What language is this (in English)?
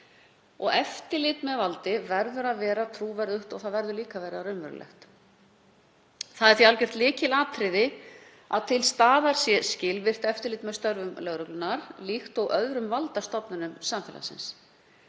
Icelandic